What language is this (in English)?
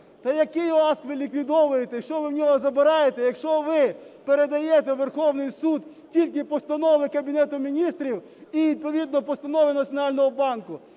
Ukrainian